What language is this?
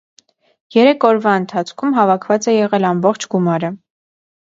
Armenian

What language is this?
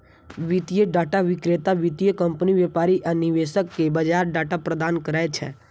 Maithili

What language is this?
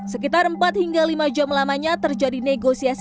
Indonesian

